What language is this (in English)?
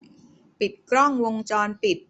Thai